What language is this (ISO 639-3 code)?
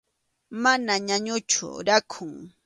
qxu